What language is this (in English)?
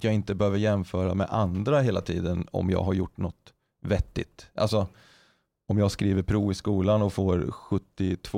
Swedish